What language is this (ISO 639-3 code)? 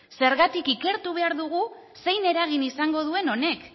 eus